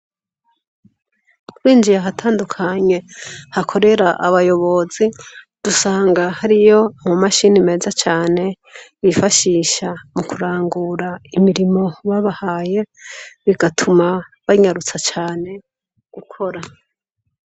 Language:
Rundi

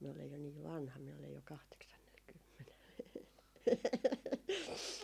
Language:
Finnish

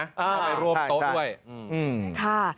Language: Thai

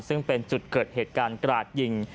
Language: Thai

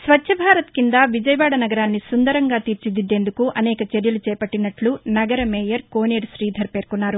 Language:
Telugu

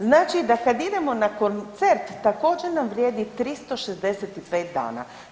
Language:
Croatian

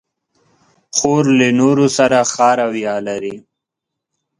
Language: Pashto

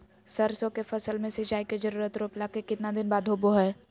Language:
Magahi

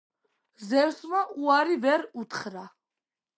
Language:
Georgian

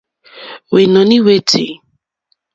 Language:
Mokpwe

